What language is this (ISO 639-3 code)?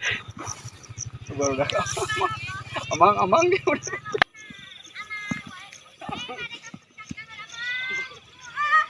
ind